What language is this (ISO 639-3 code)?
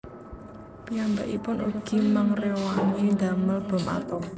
jav